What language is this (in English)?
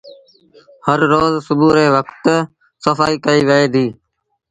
Sindhi Bhil